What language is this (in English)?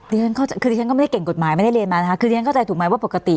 Thai